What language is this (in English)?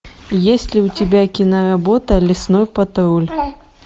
Russian